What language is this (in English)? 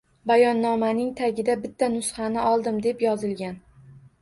Uzbek